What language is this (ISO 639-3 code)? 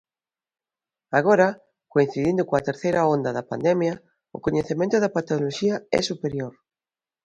glg